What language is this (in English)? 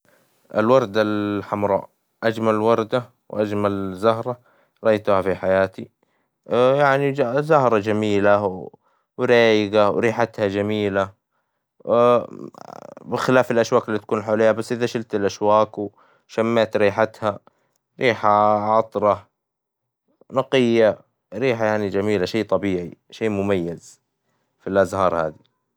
Hijazi Arabic